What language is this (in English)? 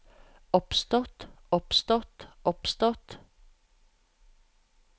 Norwegian